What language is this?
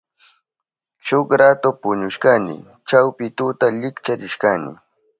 Southern Pastaza Quechua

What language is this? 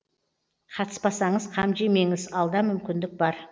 Kazakh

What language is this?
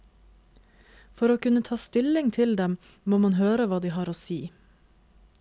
Norwegian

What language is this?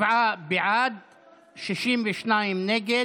Hebrew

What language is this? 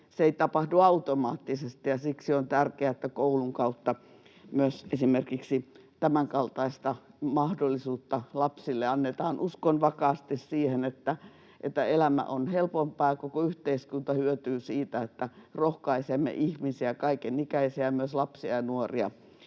Finnish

